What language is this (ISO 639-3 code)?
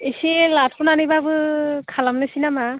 brx